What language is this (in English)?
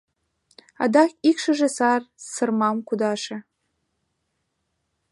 Mari